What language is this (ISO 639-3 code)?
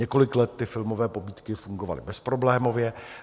ces